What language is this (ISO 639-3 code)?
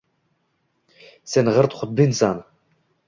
uzb